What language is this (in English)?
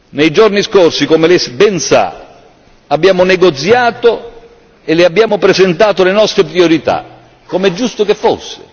Italian